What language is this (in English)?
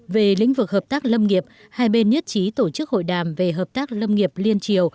Vietnamese